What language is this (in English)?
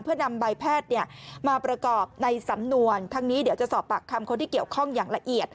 Thai